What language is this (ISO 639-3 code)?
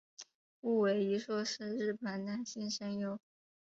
zho